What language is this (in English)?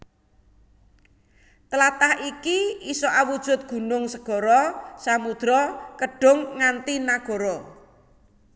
Javanese